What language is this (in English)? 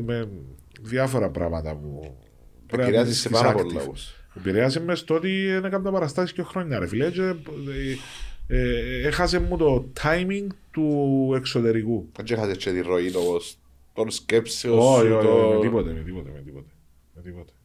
Greek